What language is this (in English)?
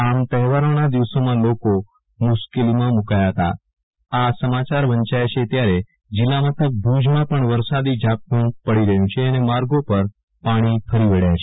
Gujarati